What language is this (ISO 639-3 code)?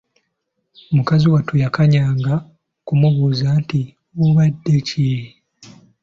lug